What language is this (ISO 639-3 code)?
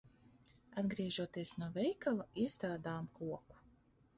lav